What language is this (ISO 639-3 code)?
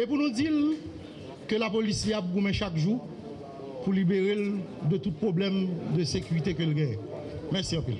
fra